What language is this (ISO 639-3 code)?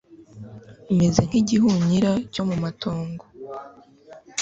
kin